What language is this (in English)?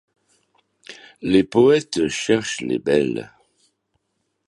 French